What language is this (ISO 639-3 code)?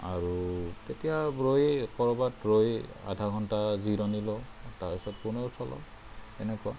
asm